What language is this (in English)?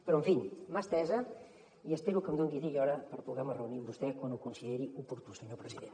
Catalan